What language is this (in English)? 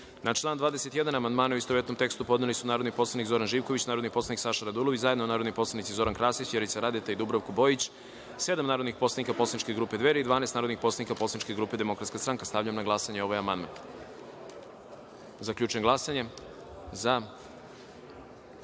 Serbian